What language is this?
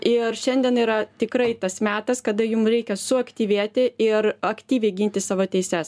Lithuanian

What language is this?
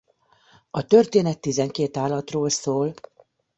Hungarian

